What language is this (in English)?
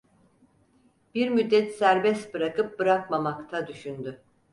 Turkish